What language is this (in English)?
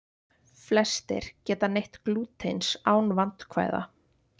Icelandic